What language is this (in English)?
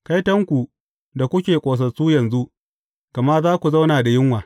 Hausa